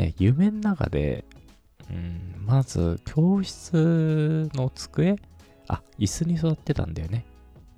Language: Japanese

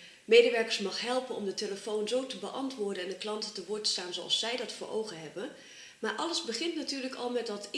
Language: Dutch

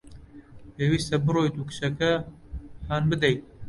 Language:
Central Kurdish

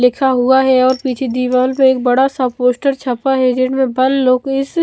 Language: Hindi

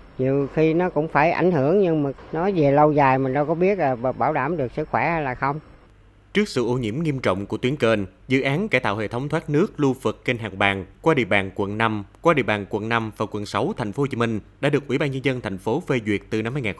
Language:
Vietnamese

